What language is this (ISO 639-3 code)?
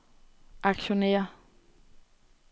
dan